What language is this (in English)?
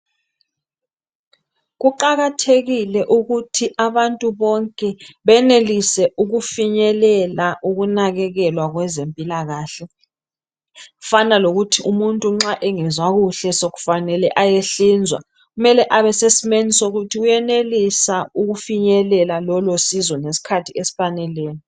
North Ndebele